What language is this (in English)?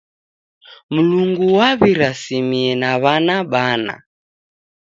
Taita